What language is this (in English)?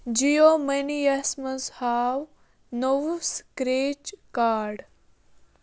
Kashmiri